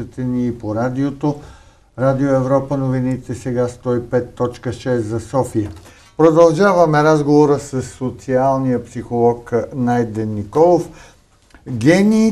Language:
Bulgarian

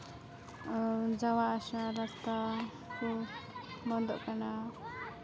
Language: Santali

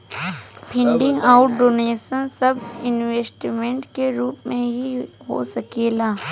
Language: Bhojpuri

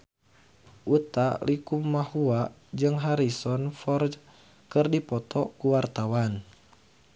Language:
Sundanese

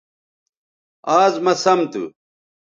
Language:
Bateri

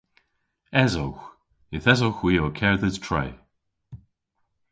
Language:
Cornish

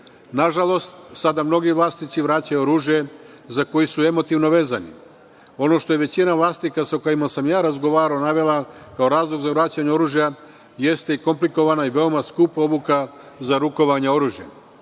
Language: Serbian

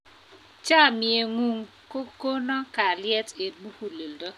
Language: Kalenjin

